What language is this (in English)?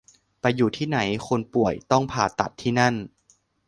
Thai